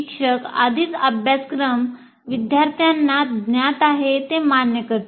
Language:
Marathi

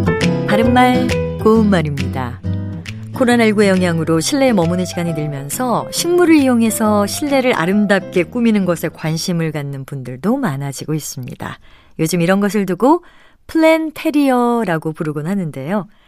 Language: Korean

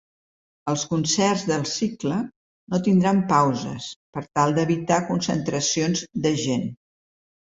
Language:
Catalan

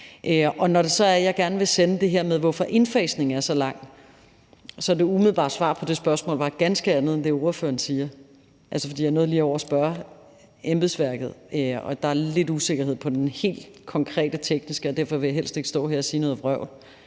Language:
Danish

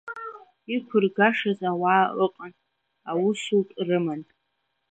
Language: Abkhazian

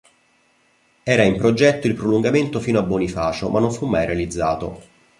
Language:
Italian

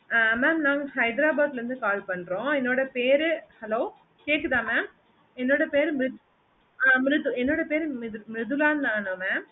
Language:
Tamil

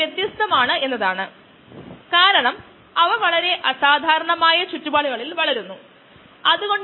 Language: Malayalam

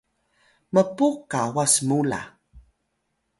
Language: Atayal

